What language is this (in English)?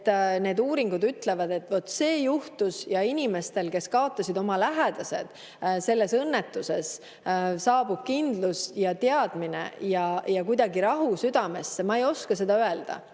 Estonian